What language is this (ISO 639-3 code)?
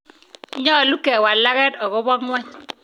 kln